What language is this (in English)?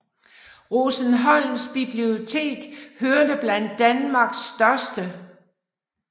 Danish